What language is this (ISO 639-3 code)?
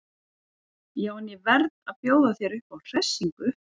isl